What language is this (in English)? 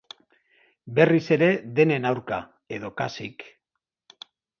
Basque